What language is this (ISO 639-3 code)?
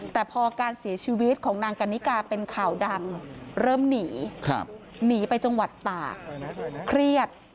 tha